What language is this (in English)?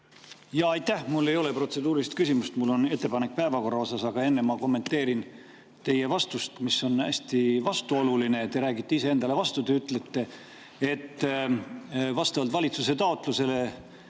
Estonian